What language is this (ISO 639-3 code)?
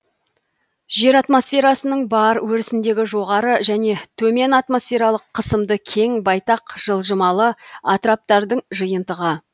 kaz